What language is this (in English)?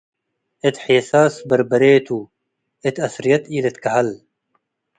Tigre